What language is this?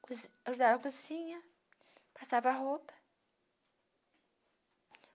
Portuguese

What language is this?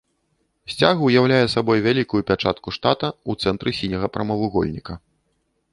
Belarusian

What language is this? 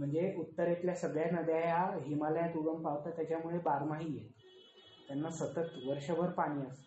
Marathi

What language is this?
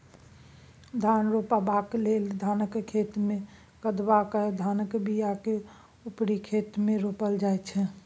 Maithili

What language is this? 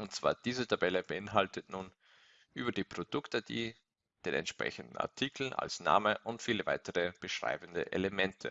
German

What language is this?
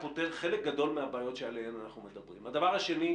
Hebrew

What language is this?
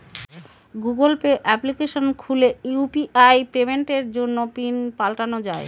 Bangla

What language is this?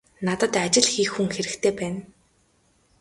Mongolian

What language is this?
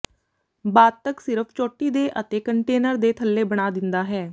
Punjabi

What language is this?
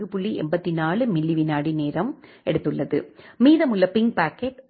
Tamil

